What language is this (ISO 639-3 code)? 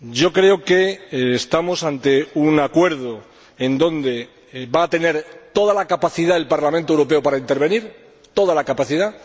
spa